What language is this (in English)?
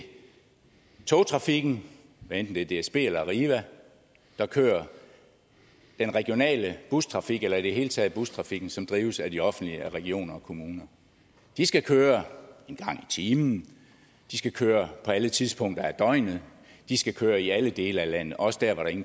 Danish